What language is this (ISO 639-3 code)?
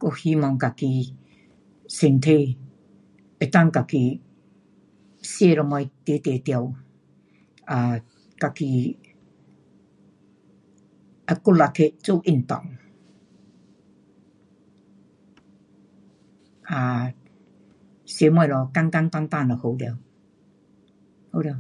cpx